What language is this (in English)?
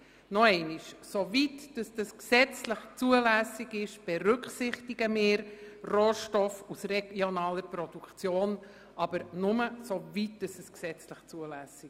Swiss German